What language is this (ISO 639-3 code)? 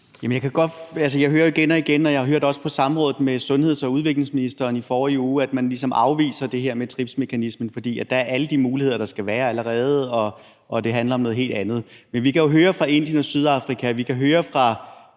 dan